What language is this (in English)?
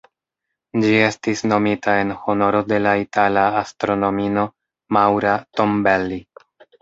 Esperanto